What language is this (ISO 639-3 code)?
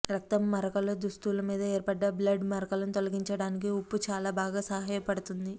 tel